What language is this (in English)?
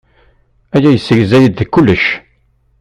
Kabyle